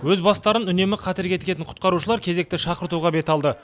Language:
Kazakh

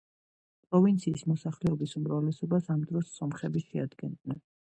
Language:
Georgian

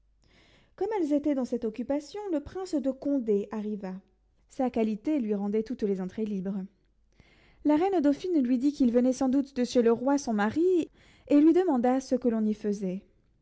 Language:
French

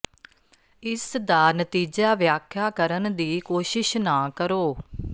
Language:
Punjabi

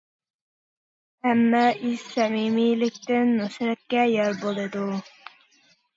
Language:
Uyghur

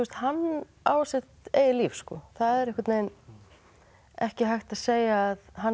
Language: Icelandic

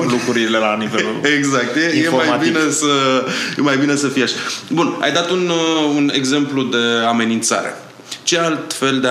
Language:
Romanian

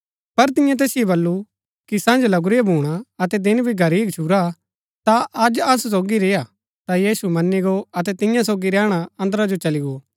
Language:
Gaddi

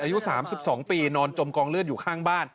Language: Thai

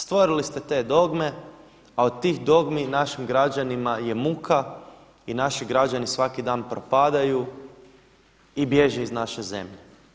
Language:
Croatian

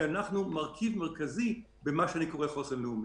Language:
Hebrew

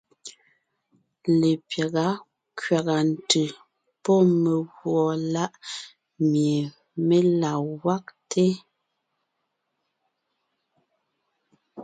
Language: Ngiemboon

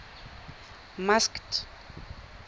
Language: Tswana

